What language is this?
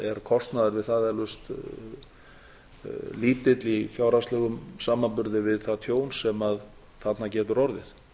Icelandic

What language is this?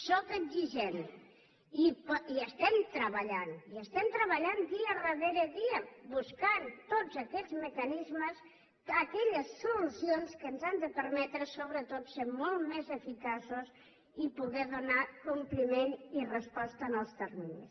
Catalan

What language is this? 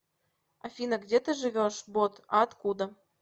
Russian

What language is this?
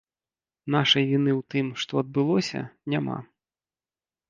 Belarusian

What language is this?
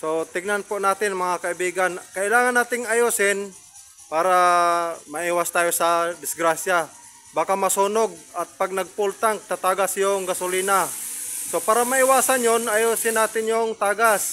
Filipino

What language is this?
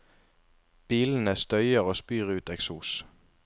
Norwegian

